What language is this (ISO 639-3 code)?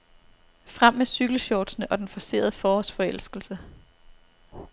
dan